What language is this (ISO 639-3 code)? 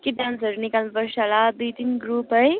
nep